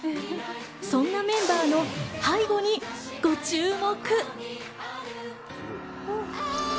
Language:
Japanese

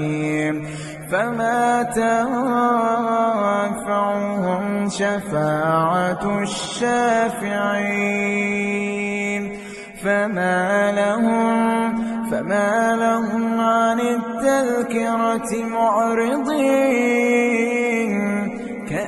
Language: Arabic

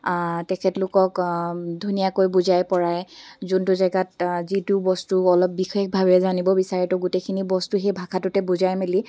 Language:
Assamese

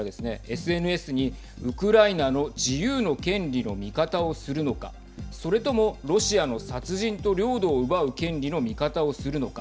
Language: Japanese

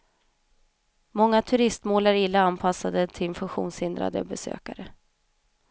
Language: Swedish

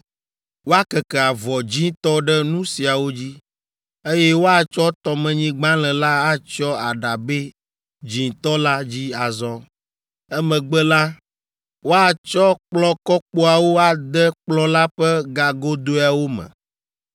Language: Ewe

